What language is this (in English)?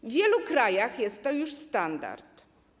Polish